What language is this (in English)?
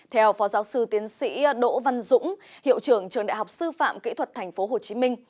Vietnamese